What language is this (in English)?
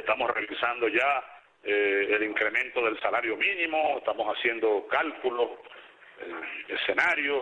Spanish